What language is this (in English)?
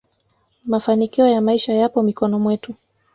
Swahili